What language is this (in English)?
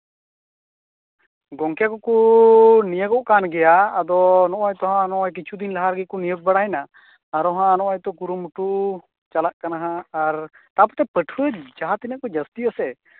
Santali